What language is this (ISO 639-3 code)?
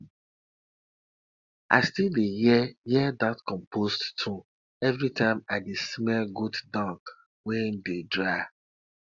pcm